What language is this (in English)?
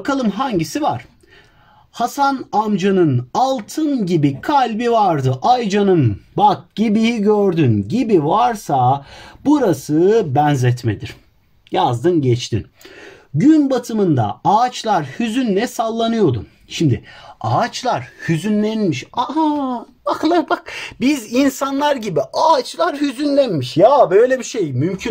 Turkish